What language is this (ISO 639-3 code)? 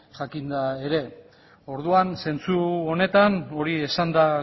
eus